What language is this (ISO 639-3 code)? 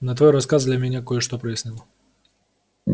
rus